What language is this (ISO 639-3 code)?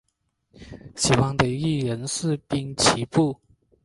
zho